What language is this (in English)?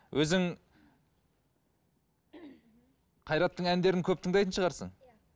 Kazakh